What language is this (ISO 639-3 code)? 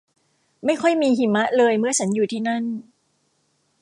tha